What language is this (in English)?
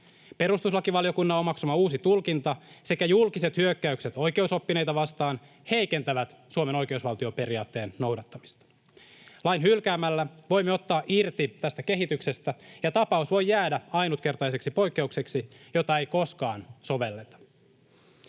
Finnish